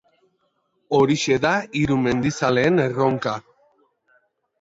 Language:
Basque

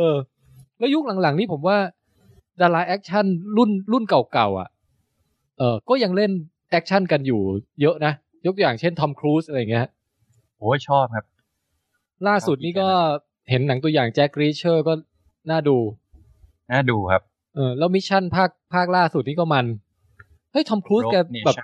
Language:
Thai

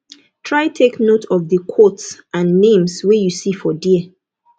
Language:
Nigerian Pidgin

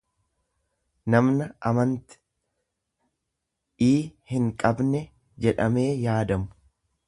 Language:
Oromo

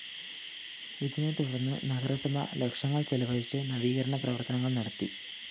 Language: Malayalam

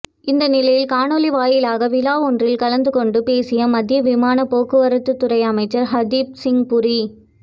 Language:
Tamil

